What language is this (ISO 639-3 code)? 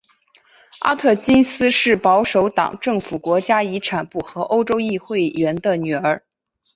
zho